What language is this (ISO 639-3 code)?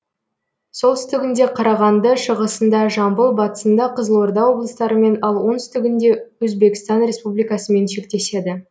kaz